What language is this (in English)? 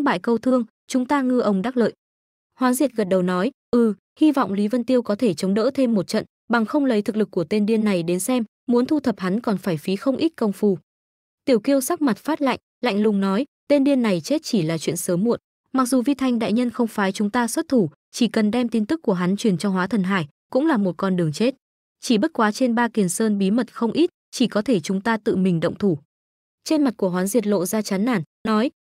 Vietnamese